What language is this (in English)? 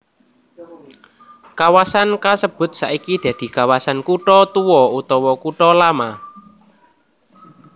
Javanese